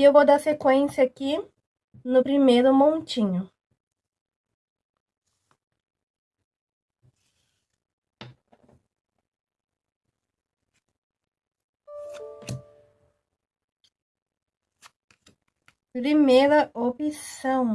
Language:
Portuguese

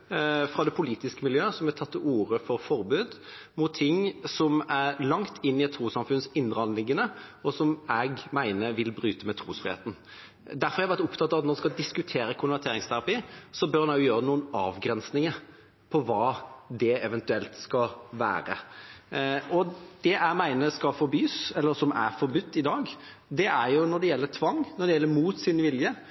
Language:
Norwegian Bokmål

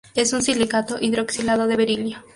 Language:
Spanish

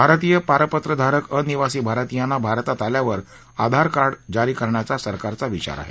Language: Marathi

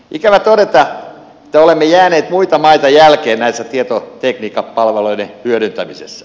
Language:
Finnish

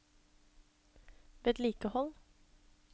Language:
Norwegian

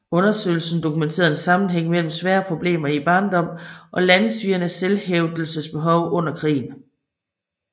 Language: Danish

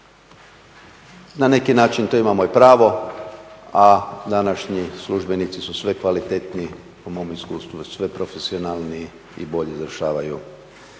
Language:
Croatian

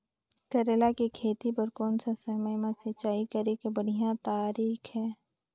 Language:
Chhattisgarhi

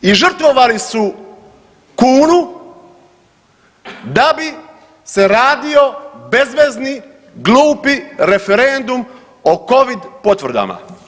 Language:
Croatian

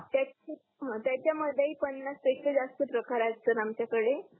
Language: Marathi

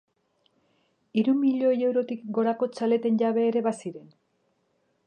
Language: Basque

